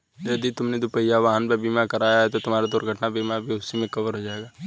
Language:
Hindi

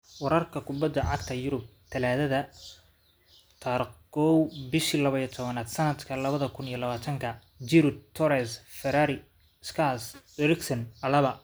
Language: Somali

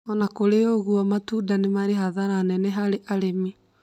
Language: Kikuyu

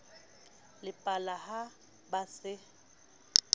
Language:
Southern Sotho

